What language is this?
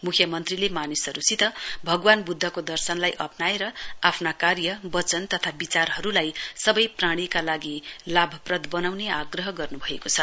Nepali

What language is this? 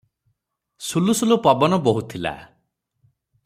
Odia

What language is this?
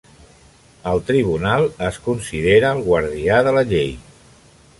Catalan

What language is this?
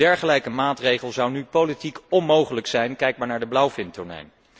Dutch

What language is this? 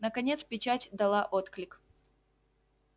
Russian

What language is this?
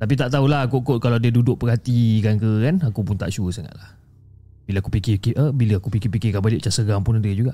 Malay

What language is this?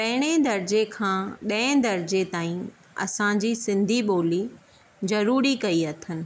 Sindhi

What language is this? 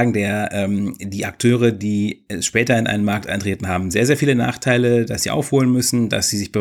German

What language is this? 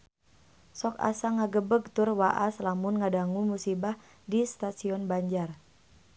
Sundanese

